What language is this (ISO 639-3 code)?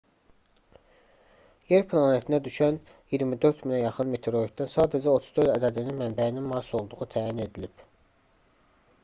aze